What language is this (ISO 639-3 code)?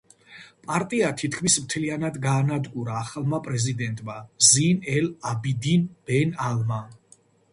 kat